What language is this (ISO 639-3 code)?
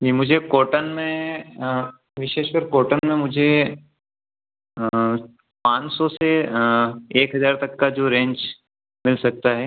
hin